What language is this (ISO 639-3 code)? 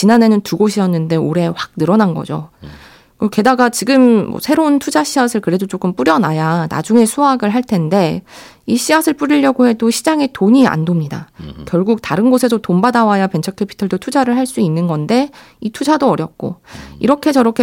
kor